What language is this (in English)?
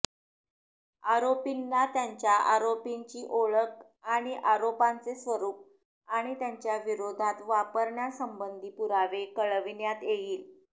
Marathi